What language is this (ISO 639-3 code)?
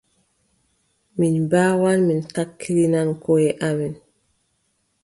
fub